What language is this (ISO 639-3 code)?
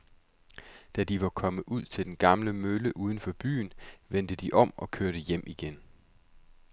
dan